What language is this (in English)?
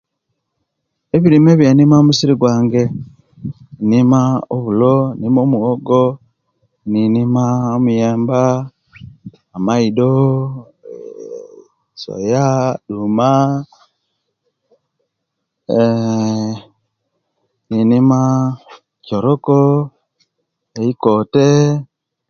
Kenyi